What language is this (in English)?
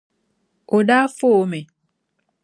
Dagbani